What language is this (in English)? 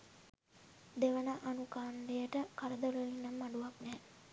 Sinhala